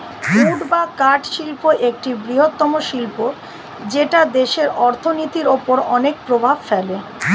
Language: Bangla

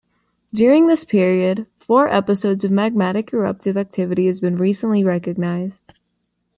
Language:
English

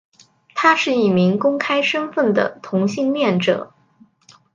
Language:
Chinese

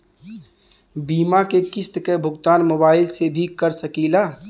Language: Bhojpuri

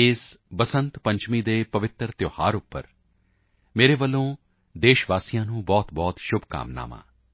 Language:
Punjabi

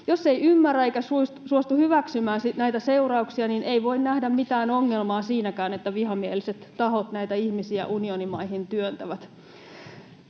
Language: Finnish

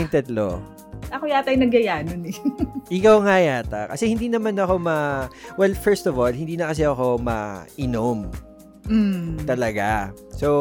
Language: Filipino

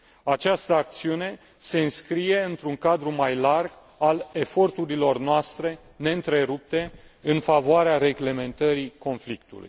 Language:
Romanian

